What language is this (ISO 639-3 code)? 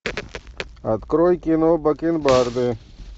rus